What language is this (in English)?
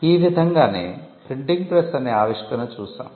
Telugu